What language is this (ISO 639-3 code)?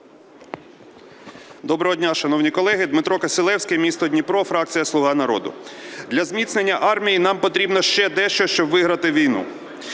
ukr